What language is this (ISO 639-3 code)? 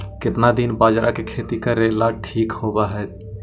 mag